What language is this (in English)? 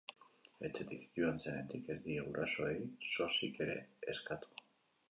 Basque